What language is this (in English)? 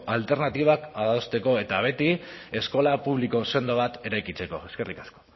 Basque